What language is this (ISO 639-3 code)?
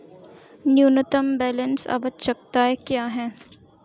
hin